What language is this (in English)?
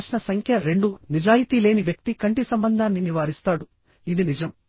Telugu